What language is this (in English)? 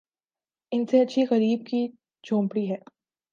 Urdu